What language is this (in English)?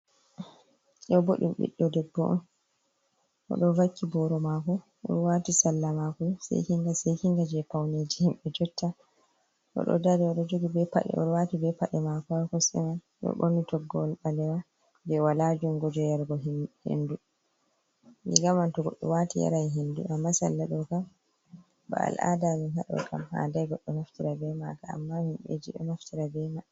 Fula